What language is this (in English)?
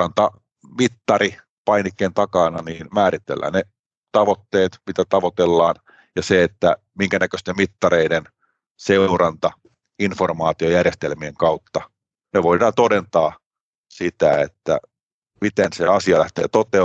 Finnish